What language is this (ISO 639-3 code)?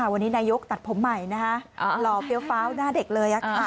tha